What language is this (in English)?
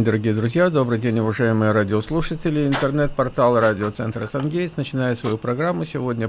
Russian